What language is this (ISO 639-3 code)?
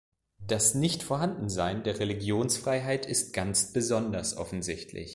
deu